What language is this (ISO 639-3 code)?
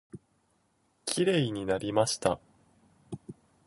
jpn